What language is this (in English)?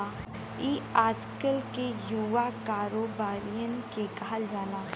Bhojpuri